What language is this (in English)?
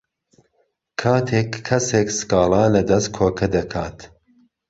Central Kurdish